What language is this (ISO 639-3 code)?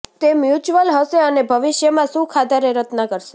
guj